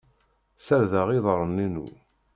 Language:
Kabyle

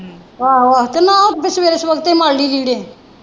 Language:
Punjabi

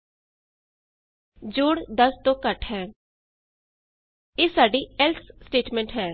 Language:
Punjabi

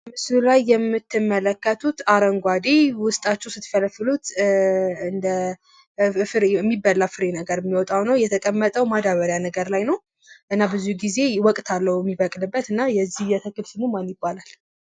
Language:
Amharic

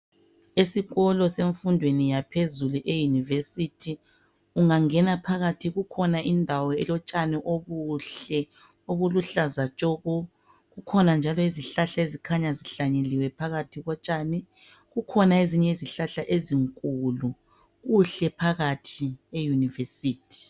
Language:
North Ndebele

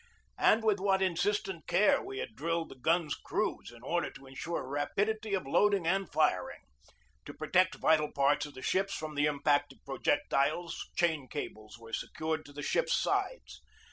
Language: English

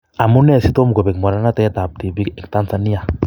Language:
Kalenjin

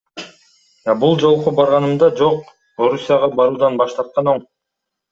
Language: Kyrgyz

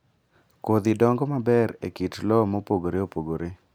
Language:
Luo (Kenya and Tanzania)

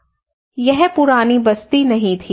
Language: Hindi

